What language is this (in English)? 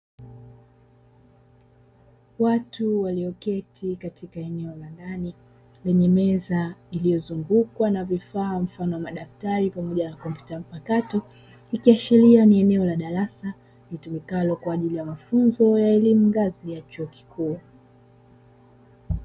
Swahili